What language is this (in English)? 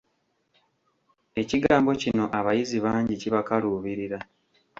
Ganda